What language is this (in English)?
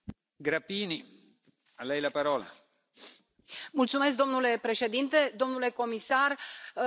Romanian